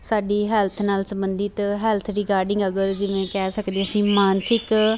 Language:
Punjabi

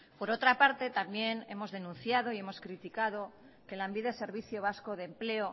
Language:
Spanish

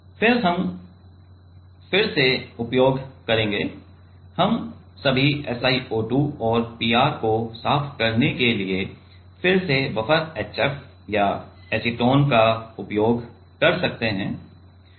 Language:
Hindi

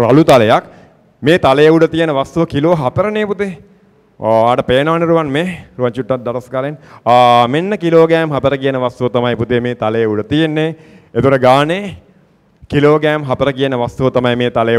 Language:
Danish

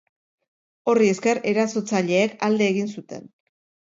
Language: Basque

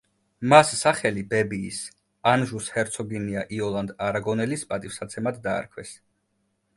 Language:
Georgian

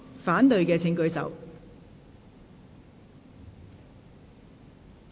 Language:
Cantonese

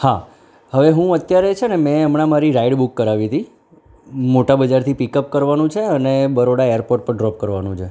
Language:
Gujarati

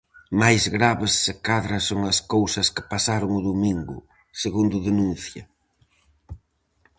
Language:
Galician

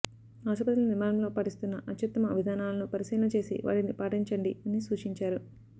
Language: Telugu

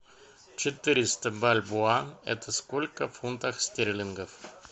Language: Russian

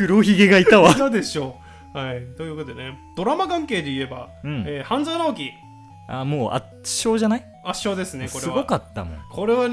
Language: Japanese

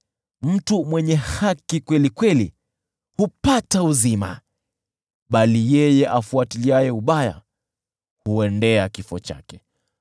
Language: Swahili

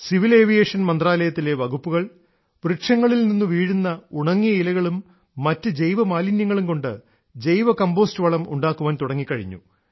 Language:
Malayalam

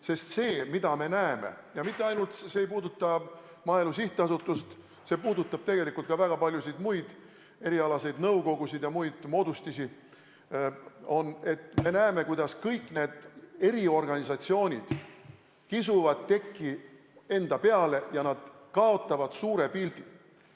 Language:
Estonian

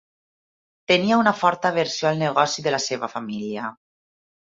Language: Catalan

